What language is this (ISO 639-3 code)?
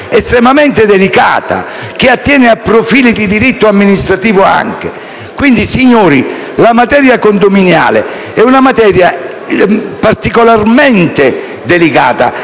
ita